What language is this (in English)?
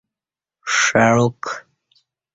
Kati